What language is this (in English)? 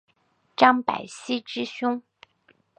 Chinese